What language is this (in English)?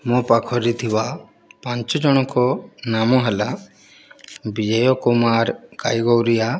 Odia